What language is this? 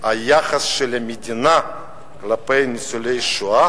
Hebrew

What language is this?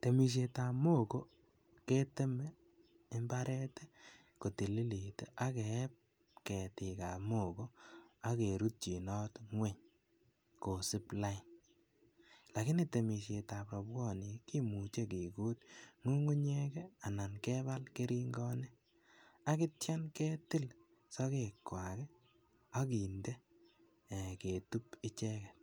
Kalenjin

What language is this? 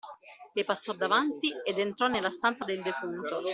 Italian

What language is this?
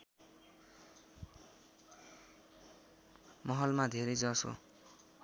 Nepali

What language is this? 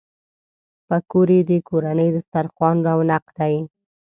Pashto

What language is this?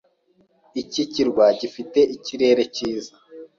Kinyarwanda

